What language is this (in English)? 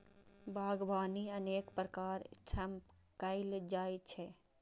Maithili